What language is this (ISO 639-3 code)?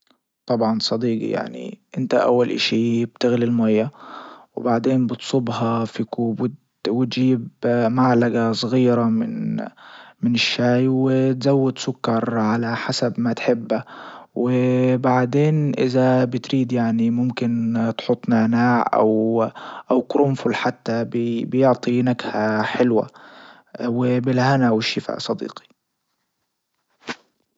ayl